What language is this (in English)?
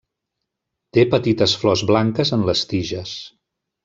Catalan